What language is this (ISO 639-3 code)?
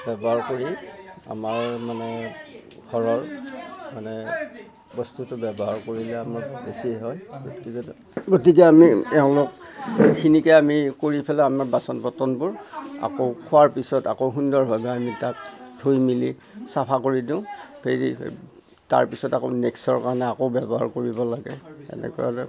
asm